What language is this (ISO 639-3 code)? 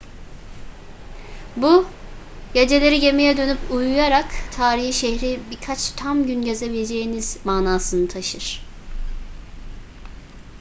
tur